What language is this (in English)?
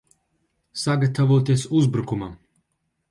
Latvian